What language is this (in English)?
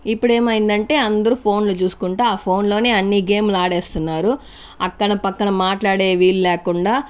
Telugu